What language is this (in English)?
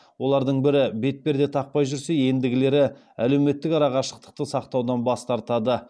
Kazakh